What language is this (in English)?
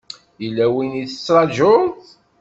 Kabyle